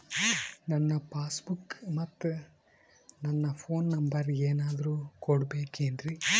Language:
Kannada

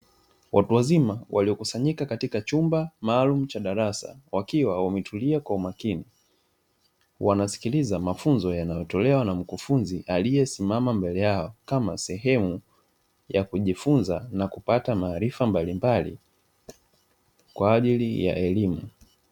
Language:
Swahili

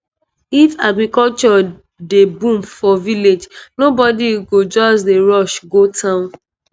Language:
Nigerian Pidgin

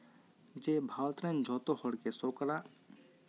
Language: Santali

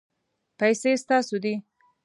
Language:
Pashto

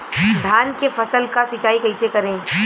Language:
Bhojpuri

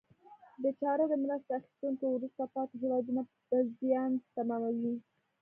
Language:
Pashto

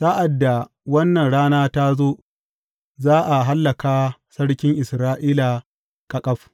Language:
Hausa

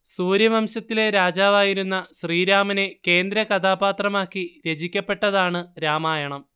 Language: Malayalam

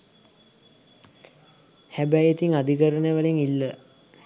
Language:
Sinhala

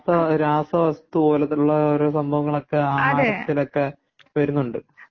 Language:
Malayalam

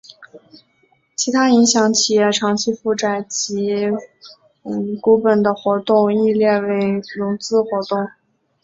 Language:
Chinese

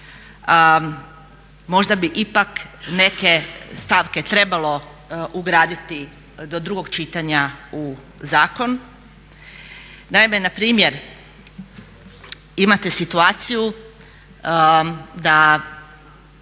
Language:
Croatian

